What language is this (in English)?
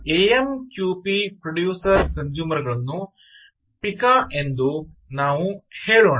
Kannada